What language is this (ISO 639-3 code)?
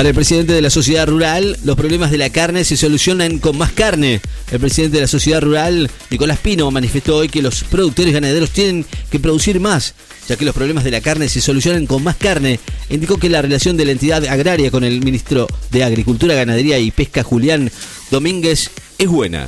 spa